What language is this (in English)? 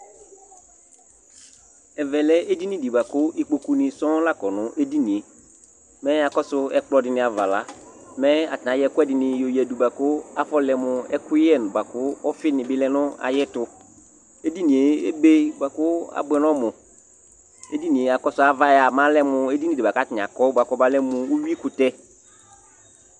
Ikposo